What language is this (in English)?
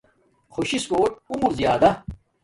Domaaki